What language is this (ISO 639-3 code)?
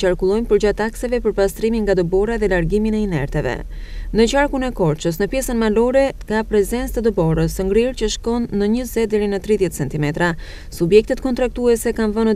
ron